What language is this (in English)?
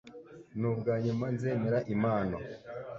Kinyarwanda